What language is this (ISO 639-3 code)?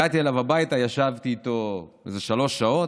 heb